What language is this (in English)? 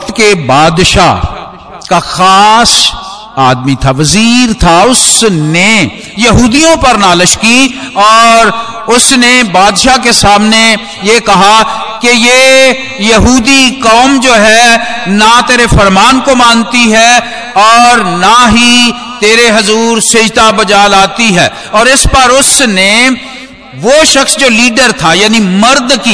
Hindi